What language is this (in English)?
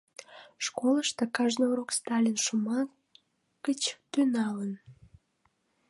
Mari